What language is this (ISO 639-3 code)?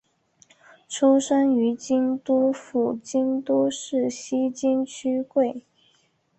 zho